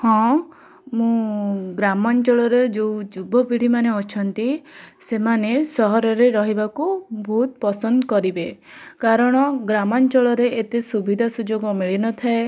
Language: Odia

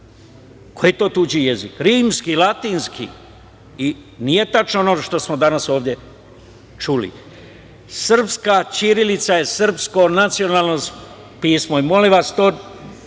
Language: Serbian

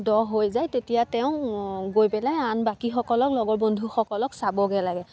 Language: Assamese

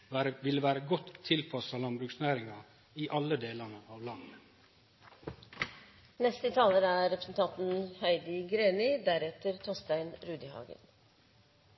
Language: Norwegian Nynorsk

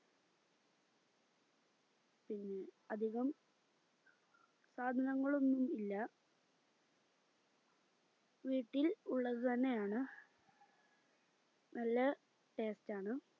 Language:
Malayalam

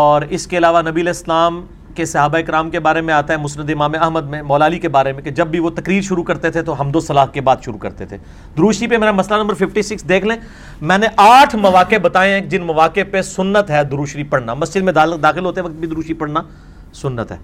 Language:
Urdu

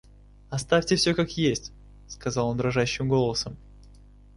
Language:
Russian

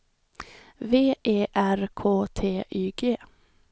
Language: Swedish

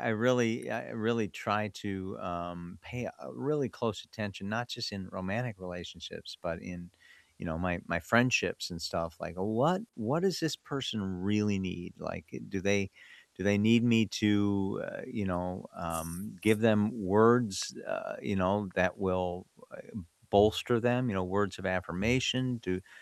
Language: English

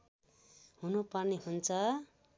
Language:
Nepali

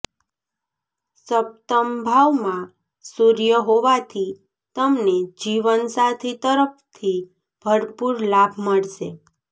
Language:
Gujarati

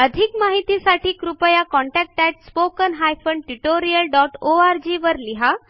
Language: Marathi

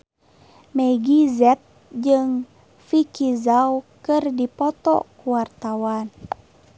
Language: Sundanese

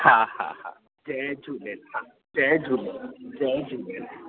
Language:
Sindhi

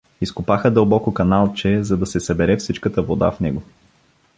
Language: Bulgarian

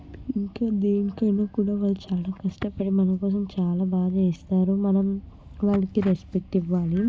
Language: Telugu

